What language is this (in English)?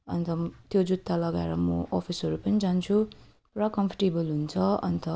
Nepali